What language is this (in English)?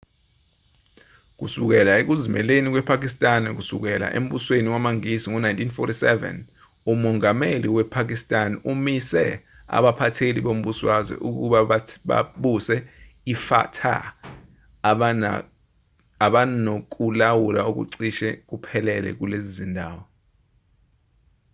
Zulu